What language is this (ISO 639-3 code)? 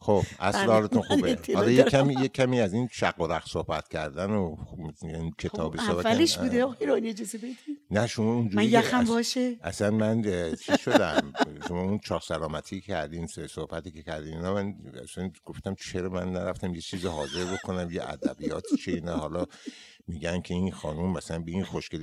fas